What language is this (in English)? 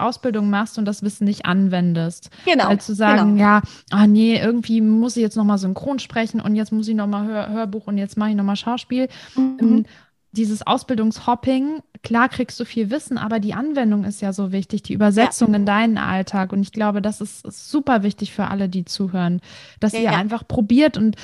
German